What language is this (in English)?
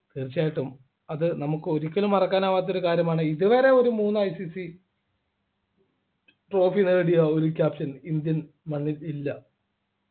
Malayalam